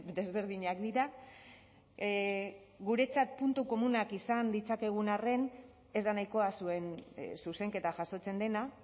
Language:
Basque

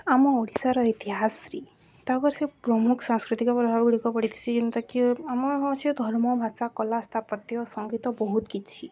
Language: Odia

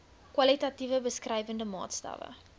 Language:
Afrikaans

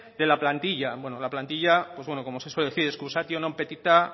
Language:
Spanish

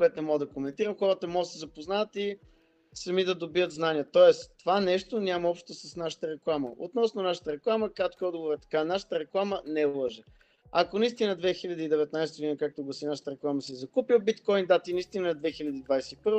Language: Bulgarian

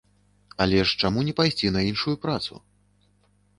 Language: Belarusian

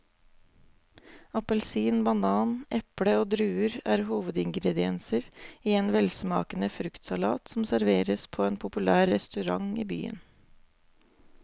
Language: Norwegian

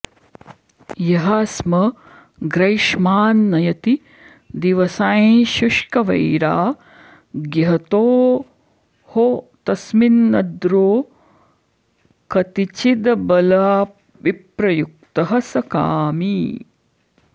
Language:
Sanskrit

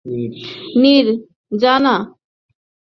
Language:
Bangla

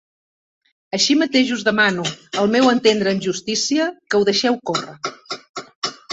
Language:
Catalan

